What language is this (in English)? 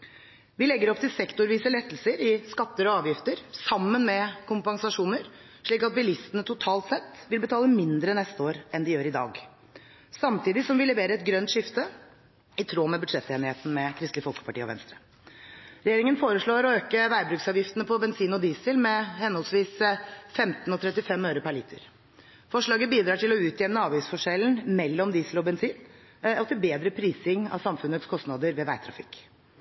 Norwegian Bokmål